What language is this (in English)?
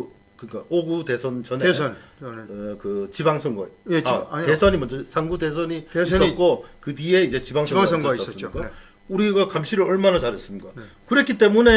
Korean